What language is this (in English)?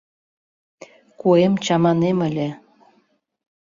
Mari